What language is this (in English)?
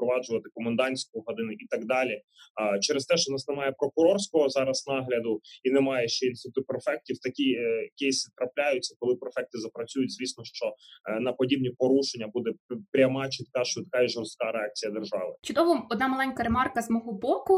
Ukrainian